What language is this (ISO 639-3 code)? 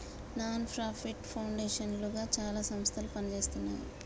tel